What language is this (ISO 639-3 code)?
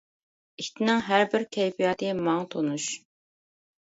uig